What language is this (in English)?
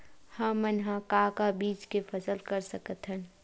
Chhattisgarhi